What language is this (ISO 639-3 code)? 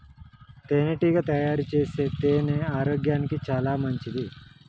tel